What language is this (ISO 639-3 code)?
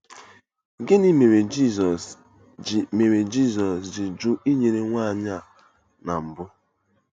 ibo